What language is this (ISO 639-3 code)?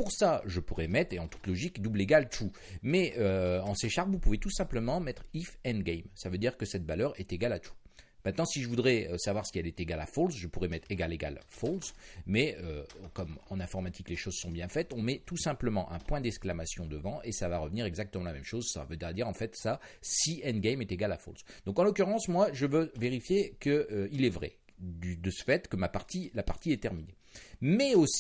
fra